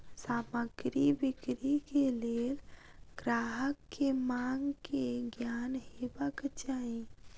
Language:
Maithili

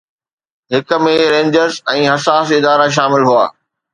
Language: Sindhi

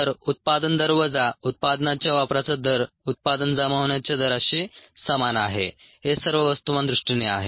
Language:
Marathi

